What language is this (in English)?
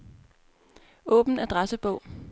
Danish